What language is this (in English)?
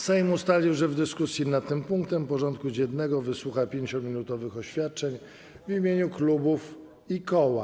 Polish